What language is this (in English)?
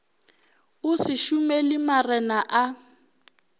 Northern Sotho